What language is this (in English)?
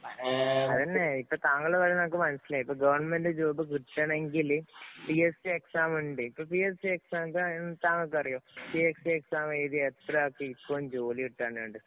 Malayalam